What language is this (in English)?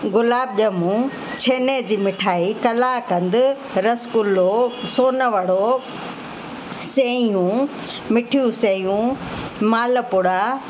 Sindhi